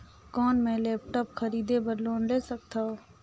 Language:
Chhattisgarhi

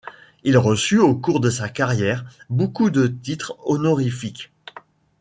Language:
French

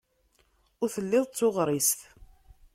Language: Kabyle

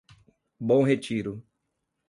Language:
Portuguese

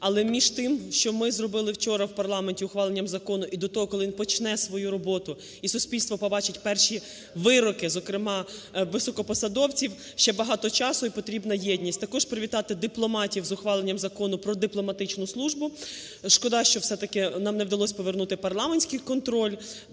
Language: Ukrainian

